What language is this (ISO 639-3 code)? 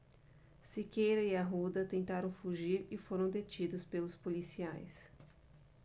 por